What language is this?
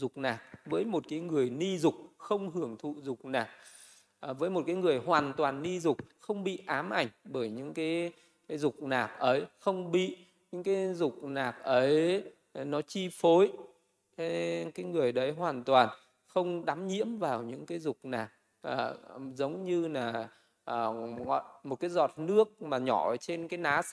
Vietnamese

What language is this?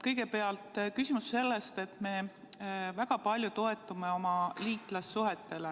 Estonian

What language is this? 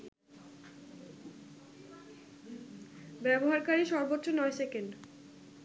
Bangla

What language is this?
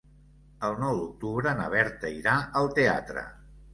Catalan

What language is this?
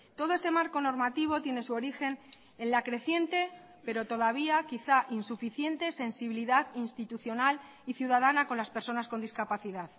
Spanish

